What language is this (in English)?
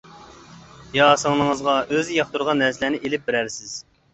Uyghur